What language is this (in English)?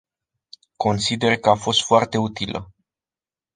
Romanian